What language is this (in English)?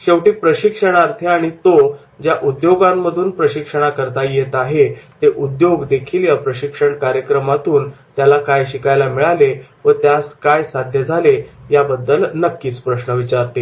Marathi